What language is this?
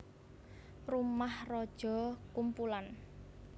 Javanese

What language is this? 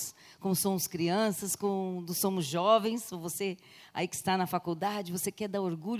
Portuguese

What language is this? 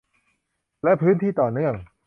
Thai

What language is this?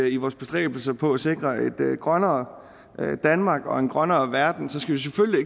Danish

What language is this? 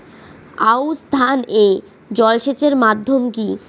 Bangla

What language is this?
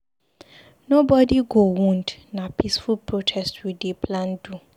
Nigerian Pidgin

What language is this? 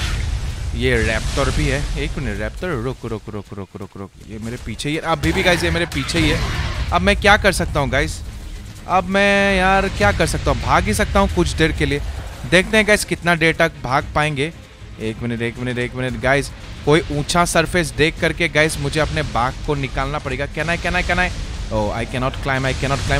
Hindi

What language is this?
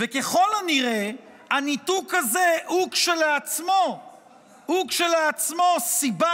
Hebrew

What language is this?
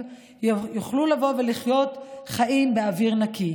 Hebrew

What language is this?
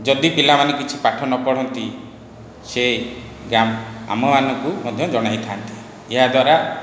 Odia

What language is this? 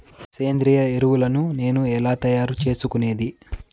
Telugu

